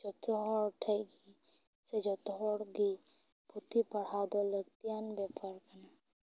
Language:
Santali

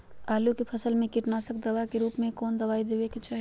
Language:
Magahi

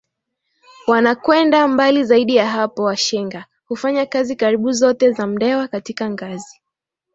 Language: Swahili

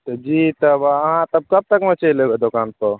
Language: Maithili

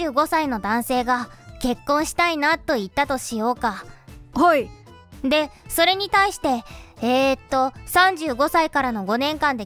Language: Japanese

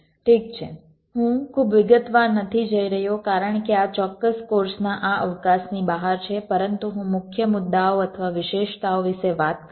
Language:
Gujarati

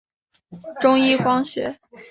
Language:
Chinese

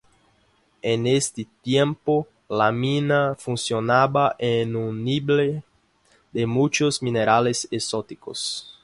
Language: Spanish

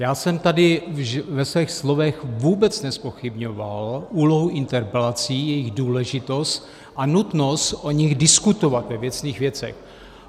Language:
Czech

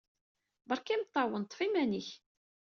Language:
Kabyle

